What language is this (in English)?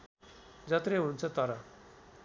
Nepali